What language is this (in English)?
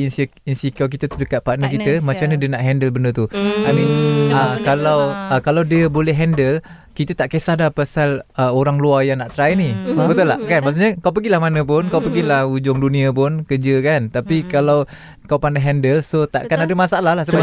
Malay